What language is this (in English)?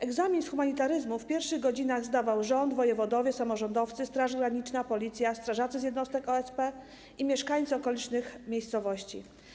Polish